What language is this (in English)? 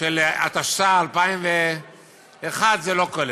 Hebrew